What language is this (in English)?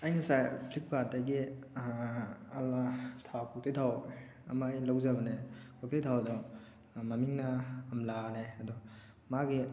Manipuri